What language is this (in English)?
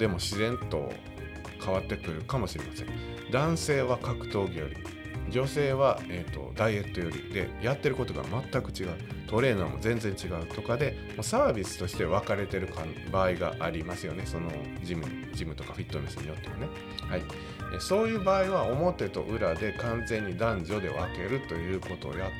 Japanese